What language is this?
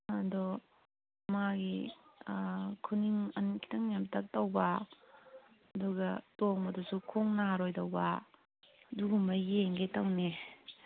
Manipuri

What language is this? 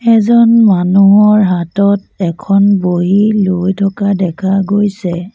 Assamese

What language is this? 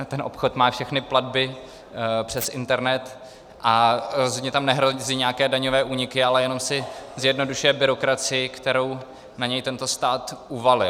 Czech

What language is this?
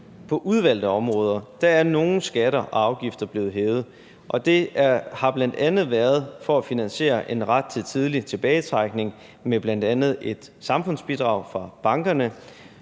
Danish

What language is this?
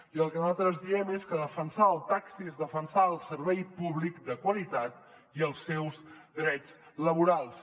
Catalan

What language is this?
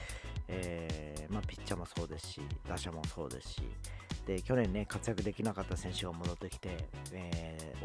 Japanese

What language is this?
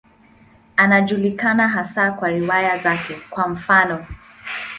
Swahili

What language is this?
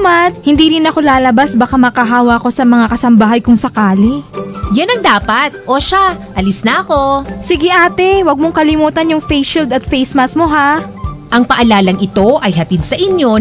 Filipino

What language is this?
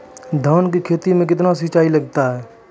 Maithili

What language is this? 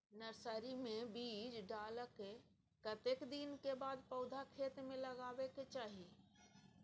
Maithili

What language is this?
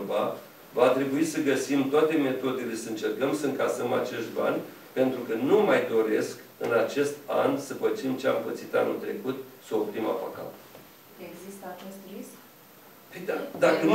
Romanian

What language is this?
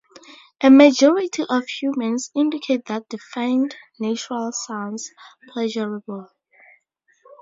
English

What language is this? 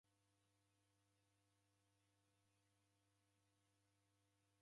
Taita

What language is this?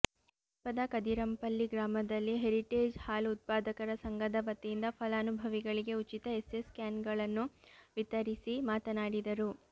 Kannada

